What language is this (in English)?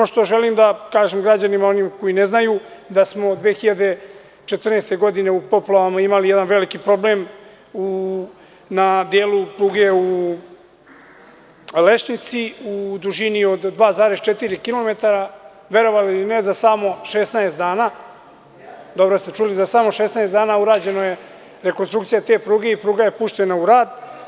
Serbian